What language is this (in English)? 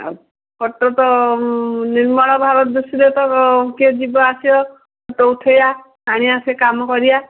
Odia